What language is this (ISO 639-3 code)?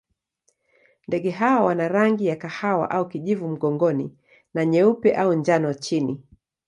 swa